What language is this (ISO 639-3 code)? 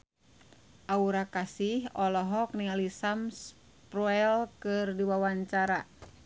sun